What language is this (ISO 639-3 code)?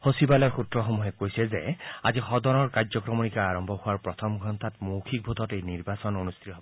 asm